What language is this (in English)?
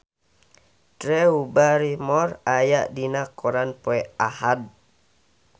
Sundanese